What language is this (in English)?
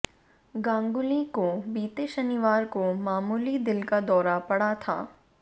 Hindi